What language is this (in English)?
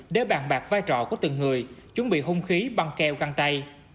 Vietnamese